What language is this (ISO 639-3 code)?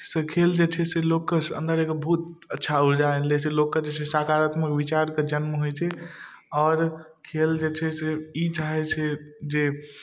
mai